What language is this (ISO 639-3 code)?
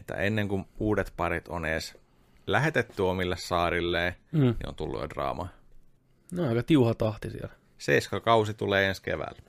fin